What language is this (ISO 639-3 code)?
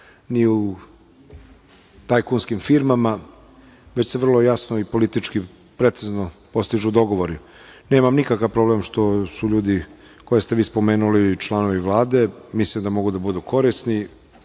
srp